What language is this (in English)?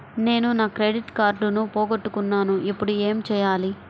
Telugu